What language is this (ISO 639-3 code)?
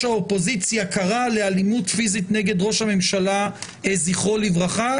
heb